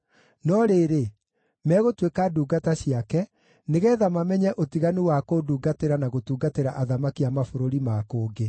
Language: Kikuyu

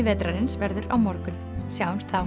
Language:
Icelandic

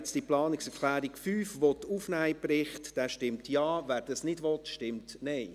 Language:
Swiss German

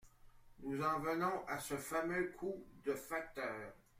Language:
French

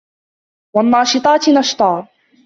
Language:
Arabic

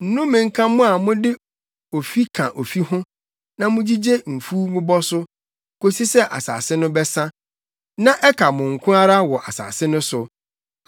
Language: Akan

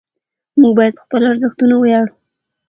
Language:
Pashto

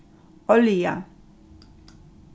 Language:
Faroese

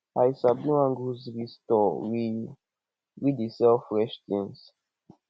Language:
Nigerian Pidgin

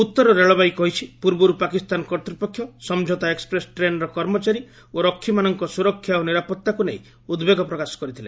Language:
Odia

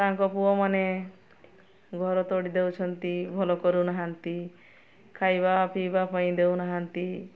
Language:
Odia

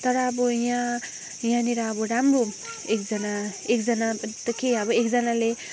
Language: Nepali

